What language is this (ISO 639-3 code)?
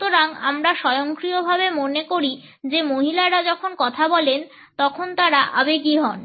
ben